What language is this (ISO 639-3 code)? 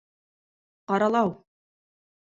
bak